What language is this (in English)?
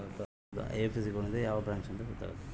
Kannada